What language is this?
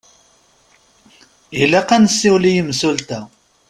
Kabyle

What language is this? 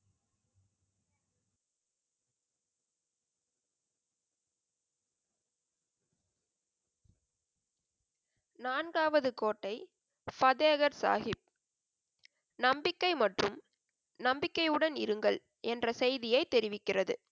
Tamil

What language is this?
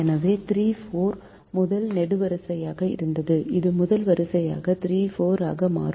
Tamil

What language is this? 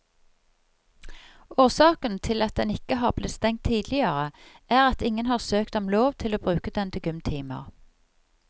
Norwegian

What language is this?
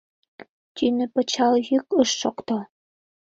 Mari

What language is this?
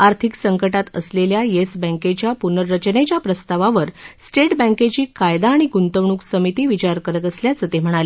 Marathi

